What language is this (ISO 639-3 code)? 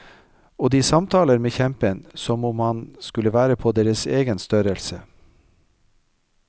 nor